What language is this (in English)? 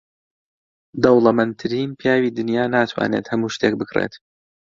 Central Kurdish